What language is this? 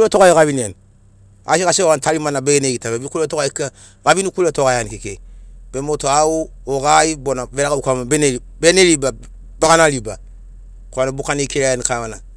Sinaugoro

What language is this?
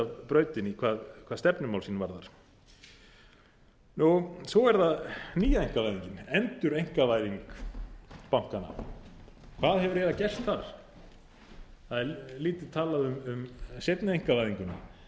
Icelandic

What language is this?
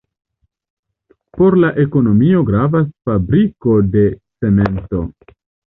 Esperanto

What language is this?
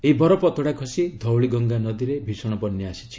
Odia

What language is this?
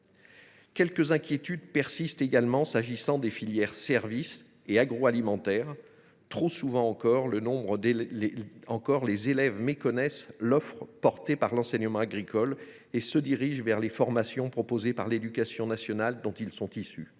French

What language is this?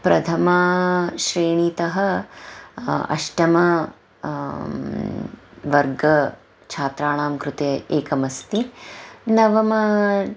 Sanskrit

